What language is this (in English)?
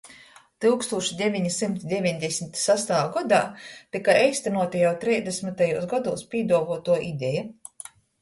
Latgalian